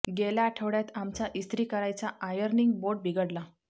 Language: Marathi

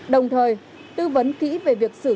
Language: Vietnamese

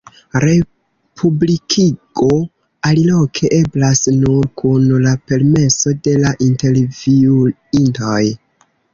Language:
Esperanto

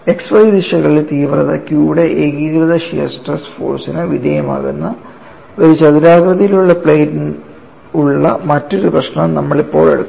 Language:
Malayalam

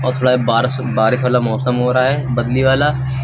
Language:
Hindi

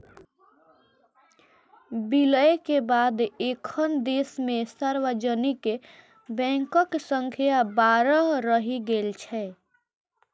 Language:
Maithili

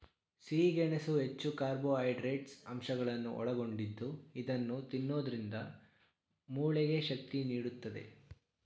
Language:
Kannada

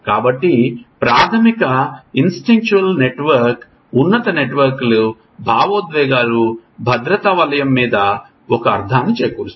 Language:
Telugu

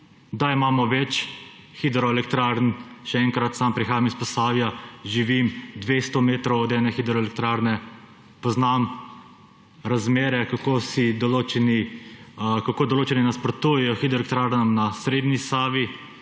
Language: Slovenian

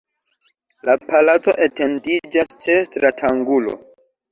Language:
Esperanto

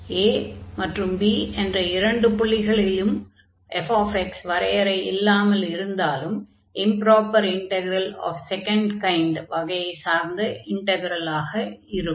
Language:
Tamil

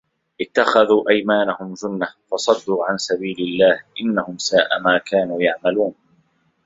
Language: Arabic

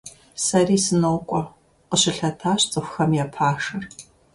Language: Kabardian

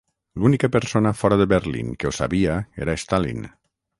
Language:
Catalan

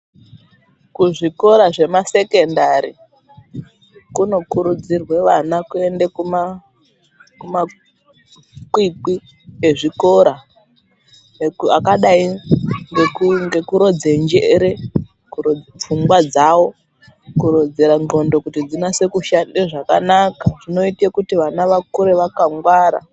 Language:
Ndau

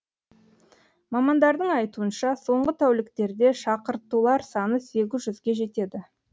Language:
Kazakh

